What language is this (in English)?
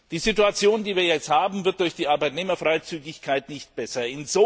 German